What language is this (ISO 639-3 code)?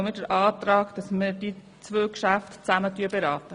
gsw